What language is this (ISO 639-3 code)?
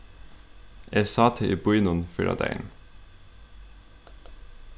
fao